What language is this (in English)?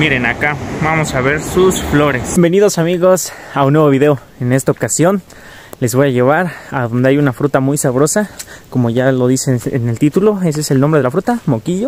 Spanish